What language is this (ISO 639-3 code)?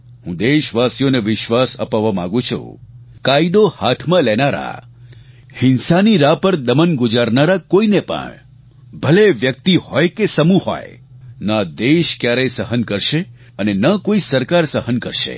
guj